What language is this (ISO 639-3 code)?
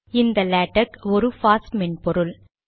tam